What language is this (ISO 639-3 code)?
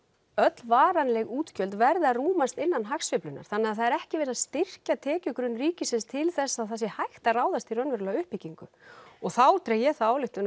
isl